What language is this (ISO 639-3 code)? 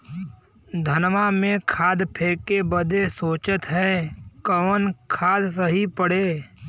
bho